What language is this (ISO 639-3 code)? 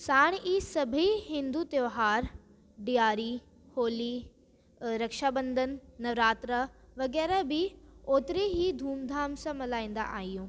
snd